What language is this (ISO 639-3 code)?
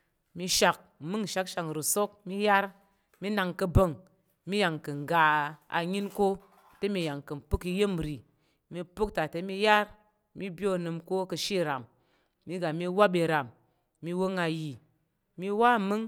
yer